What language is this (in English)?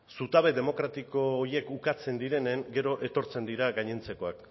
Basque